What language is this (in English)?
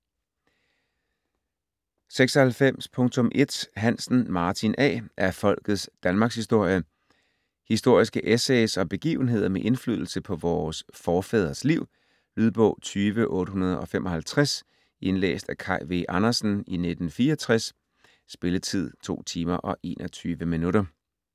Danish